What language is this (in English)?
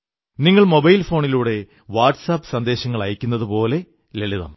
Malayalam